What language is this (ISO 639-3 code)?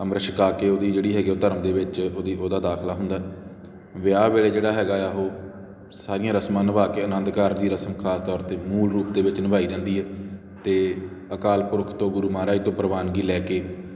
pan